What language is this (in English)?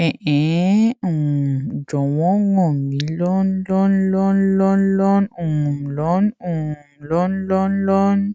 Yoruba